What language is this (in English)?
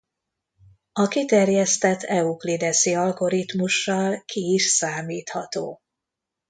Hungarian